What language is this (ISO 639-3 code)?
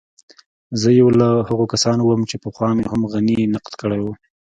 pus